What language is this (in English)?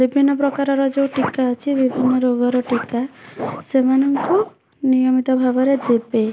Odia